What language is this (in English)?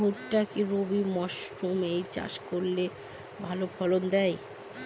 Bangla